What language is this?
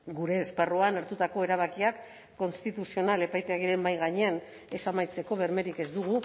Basque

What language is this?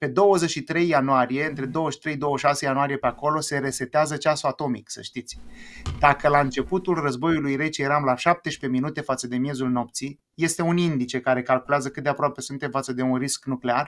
Romanian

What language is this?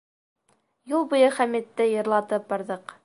Bashkir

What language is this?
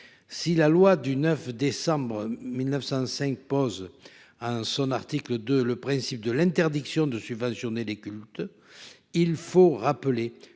French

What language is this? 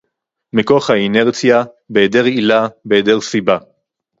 Hebrew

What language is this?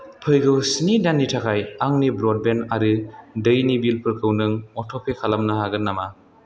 Bodo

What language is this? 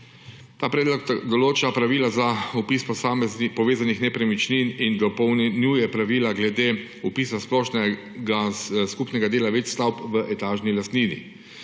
Slovenian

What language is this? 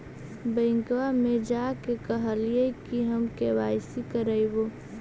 Magahi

